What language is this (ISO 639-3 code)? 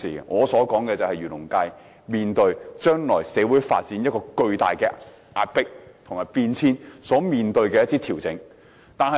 yue